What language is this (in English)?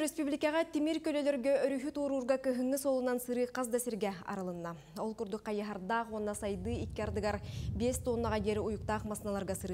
Turkish